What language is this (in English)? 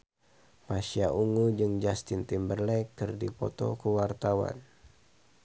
Sundanese